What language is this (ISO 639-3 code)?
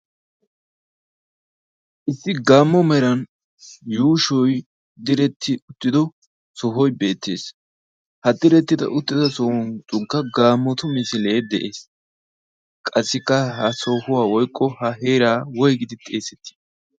wal